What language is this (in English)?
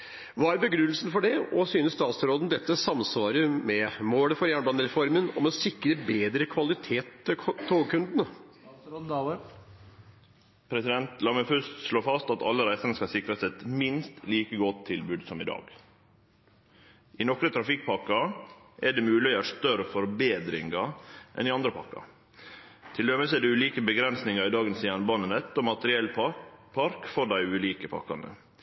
Norwegian